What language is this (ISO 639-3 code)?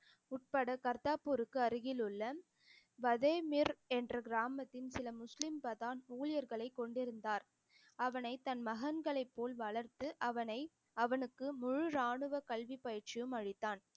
tam